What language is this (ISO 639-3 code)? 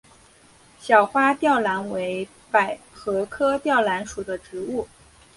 zho